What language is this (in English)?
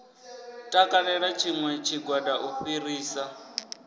Venda